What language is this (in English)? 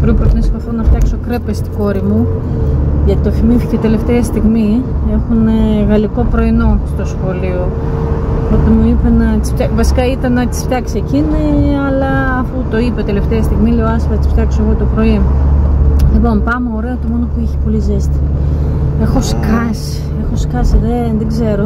Greek